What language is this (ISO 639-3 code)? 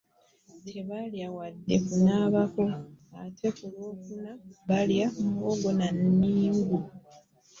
lug